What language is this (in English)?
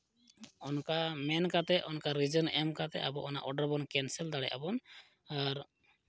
Santali